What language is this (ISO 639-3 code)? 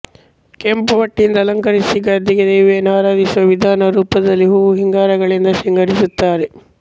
kan